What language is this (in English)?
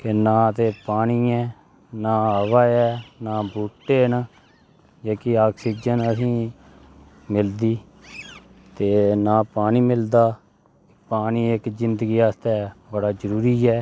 Dogri